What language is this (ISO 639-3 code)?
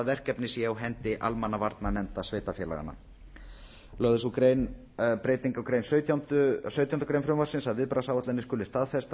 isl